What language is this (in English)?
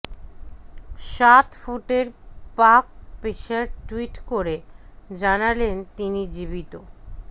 Bangla